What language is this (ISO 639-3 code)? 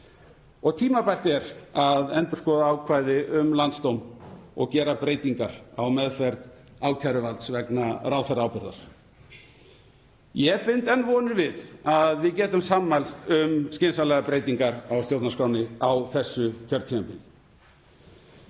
isl